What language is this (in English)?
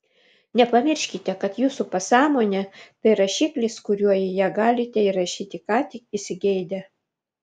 Lithuanian